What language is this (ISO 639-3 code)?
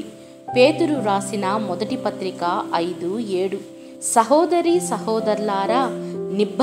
ron